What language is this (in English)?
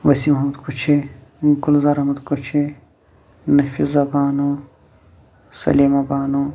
Kashmiri